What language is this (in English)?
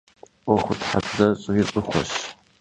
Kabardian